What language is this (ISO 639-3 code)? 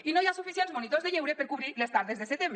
cat